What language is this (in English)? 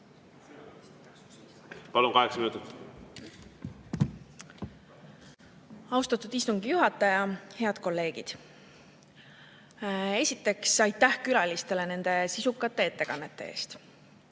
Estonian